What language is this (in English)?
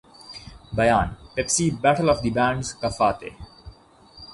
Urdu